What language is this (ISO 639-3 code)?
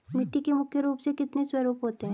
hin